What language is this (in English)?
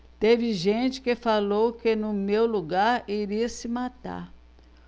Portuguese